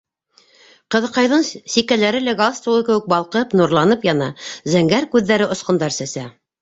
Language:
Bashkir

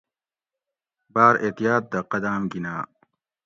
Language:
Gawri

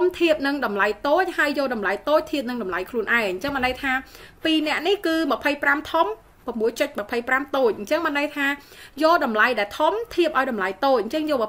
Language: Vietnamese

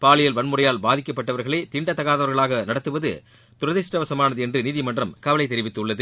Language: Tamil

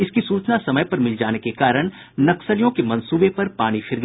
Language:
Hindi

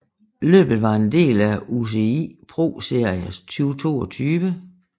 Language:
Danish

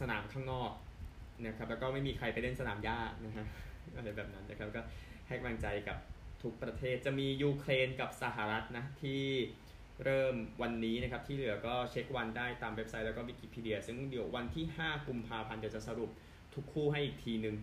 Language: Thai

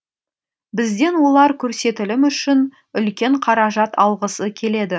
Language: Kazakh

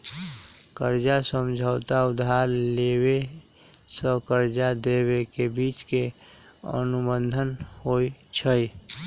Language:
Magahi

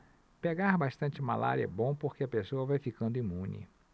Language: Portuguese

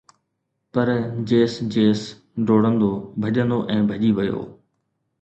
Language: Sindhi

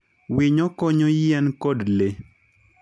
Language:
Luo (Kenya and Tanzania)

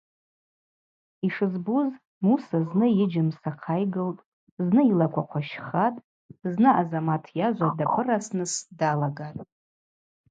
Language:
Abaza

